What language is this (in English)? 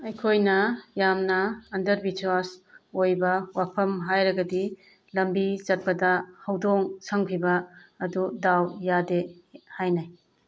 Manipuri